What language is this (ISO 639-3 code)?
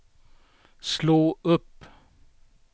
swe